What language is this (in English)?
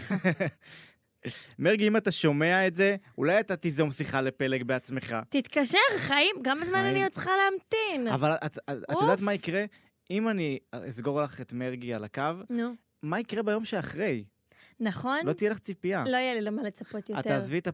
Hebrew